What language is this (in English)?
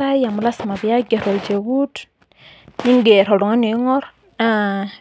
Masai